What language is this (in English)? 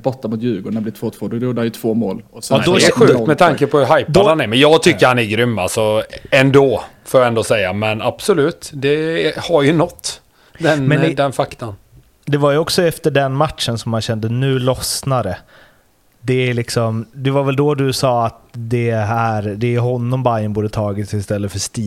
Swedish